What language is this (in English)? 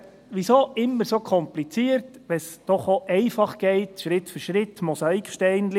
Swiss German